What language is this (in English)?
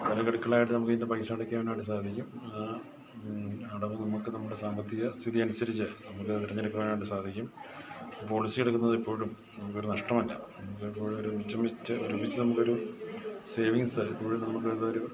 Malayalam